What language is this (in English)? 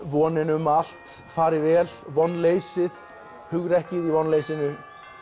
Icelandic